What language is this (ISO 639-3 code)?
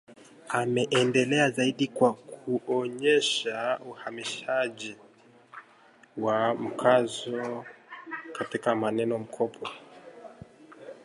swa